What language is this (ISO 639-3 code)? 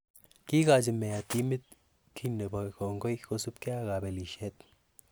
kln